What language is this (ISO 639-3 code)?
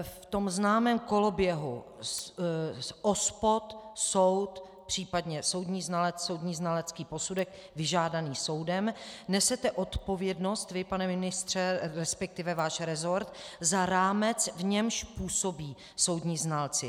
ces